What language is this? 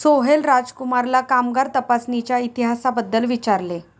Marathi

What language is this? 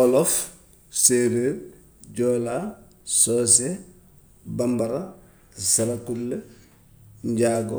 Gambian Wolof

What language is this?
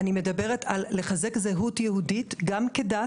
Hebrew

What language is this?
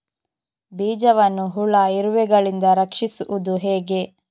Kannada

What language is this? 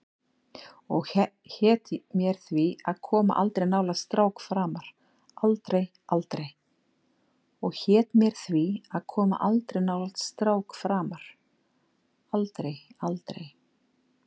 Icelandic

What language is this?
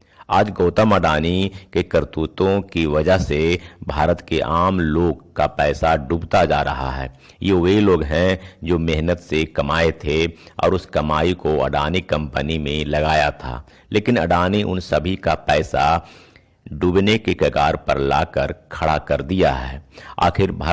Hindi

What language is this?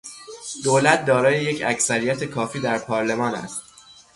Persian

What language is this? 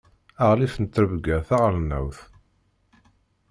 Kabyle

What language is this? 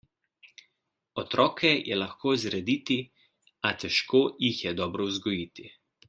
Slovenian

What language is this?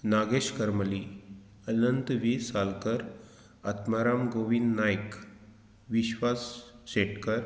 Konkani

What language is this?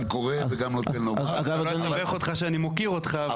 Hebrew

